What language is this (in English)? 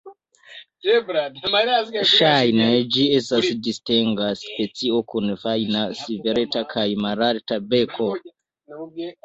Esperanto